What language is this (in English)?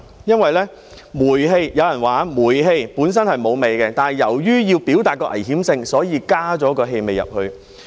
Cantonese